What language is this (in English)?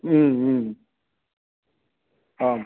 Sanskrit